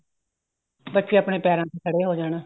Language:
Punjabi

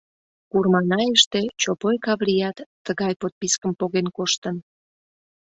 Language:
Mari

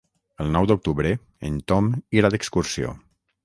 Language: Catalan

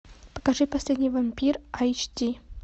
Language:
Russian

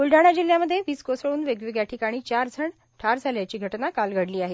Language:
Marathi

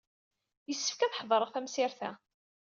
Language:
Kabyle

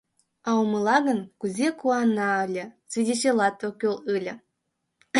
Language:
Mari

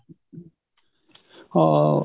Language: Punjabi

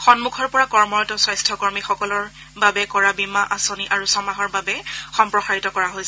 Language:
Assamese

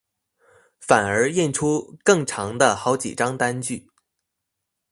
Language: Chinese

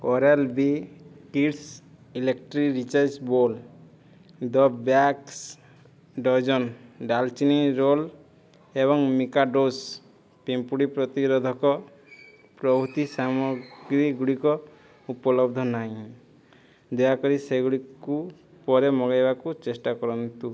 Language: Odia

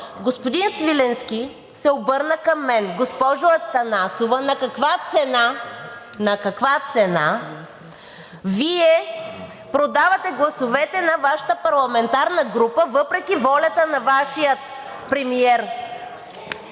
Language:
Bulgarian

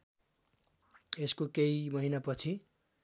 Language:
Nepali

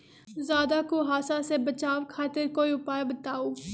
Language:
Magahi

